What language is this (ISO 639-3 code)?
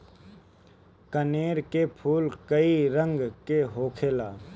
bho